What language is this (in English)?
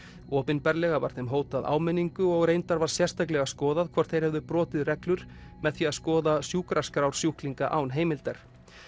Icelandic